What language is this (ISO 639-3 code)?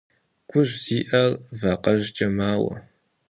kbd